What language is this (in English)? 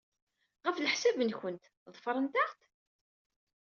Kabyle